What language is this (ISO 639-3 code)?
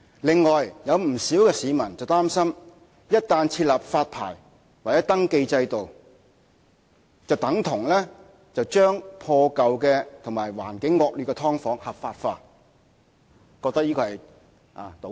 yue